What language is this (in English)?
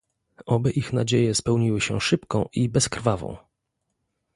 Polish